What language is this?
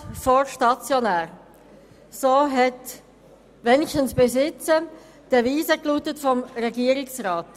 Swiss German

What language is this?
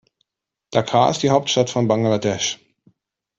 German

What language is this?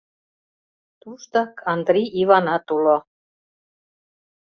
Mari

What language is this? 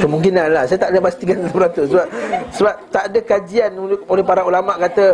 Malay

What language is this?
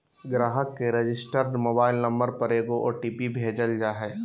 Magahi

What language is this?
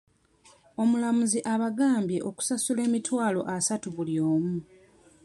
Ganda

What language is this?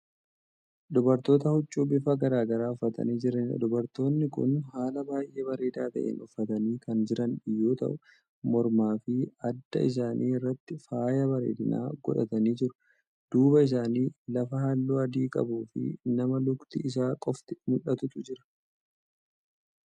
Oromo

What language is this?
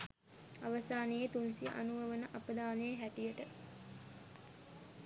Sinhala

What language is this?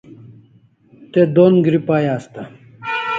Kalasha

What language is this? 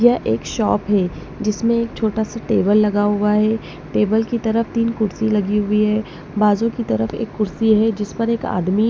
Hindi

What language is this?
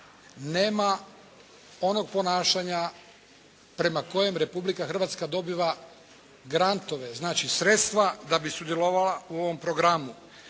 Croatian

